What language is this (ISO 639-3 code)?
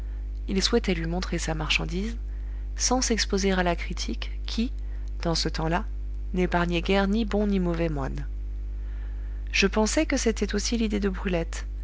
fra